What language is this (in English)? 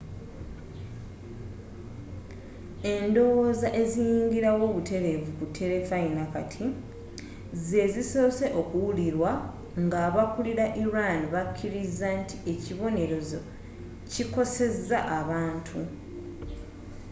Ganda